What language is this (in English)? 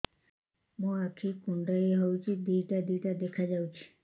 Odia